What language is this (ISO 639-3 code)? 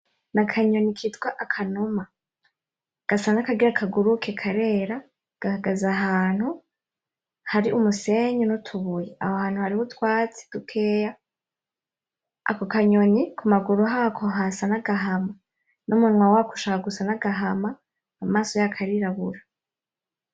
run